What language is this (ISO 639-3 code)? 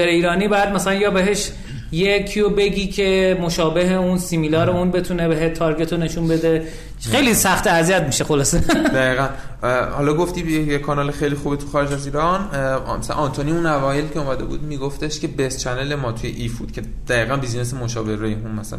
fas